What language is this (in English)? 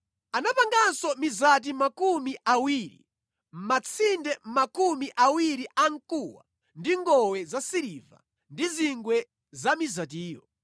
Nyanja